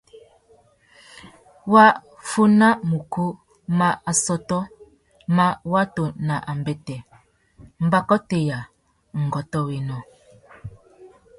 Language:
Tuki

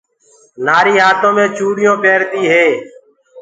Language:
Gurgula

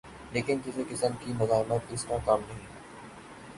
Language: Urdu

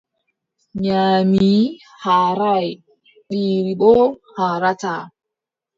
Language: Adamawa Fulfulde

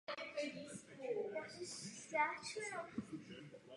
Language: Czech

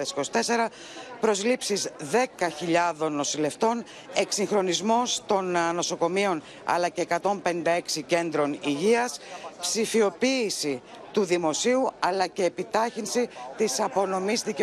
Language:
Greek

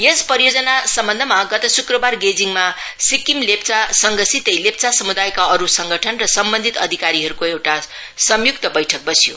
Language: Nepali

